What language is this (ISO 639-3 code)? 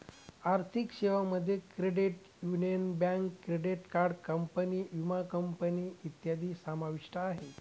mar